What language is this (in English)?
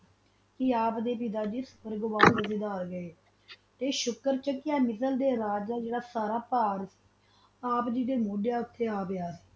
Punjabi